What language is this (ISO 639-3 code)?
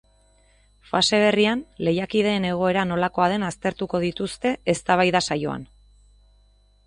eus